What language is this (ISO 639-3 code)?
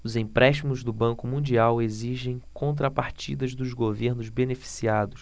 por